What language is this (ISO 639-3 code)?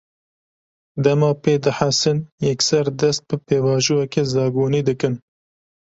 kur